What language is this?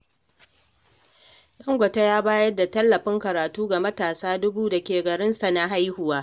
Hausa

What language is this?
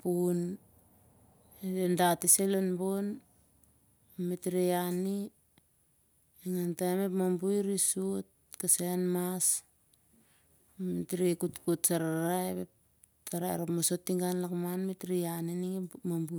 Siar-Lak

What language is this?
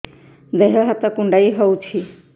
Odia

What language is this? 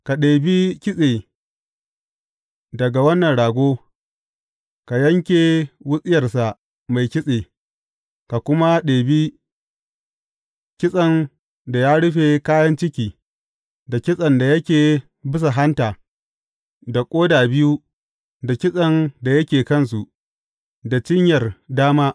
Hausa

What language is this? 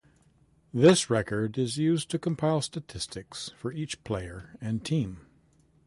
English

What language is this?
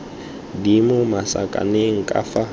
Tswana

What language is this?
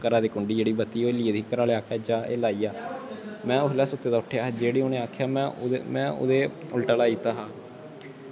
Dogri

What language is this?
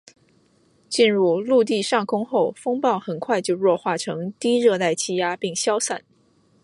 Chinese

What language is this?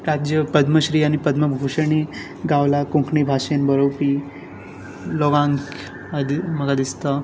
Konkani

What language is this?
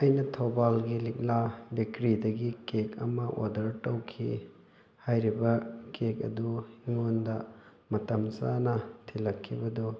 Manipuri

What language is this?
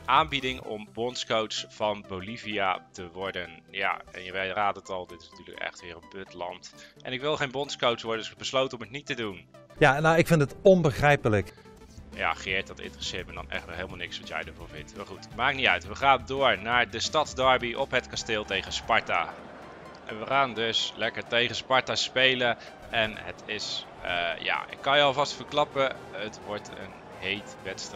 Dutch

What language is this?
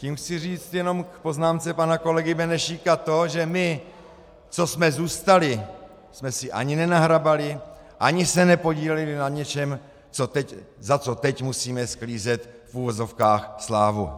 Czech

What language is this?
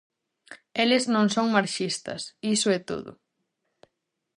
Galician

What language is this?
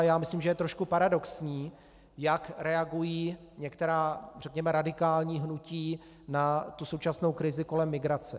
Czech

